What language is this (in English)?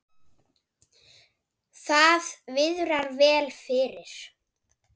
Icelandic